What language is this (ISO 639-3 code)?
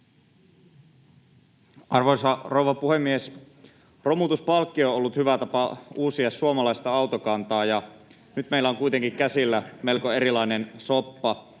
fin